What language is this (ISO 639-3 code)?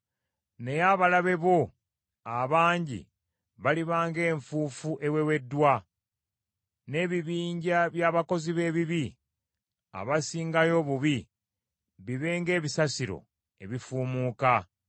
lug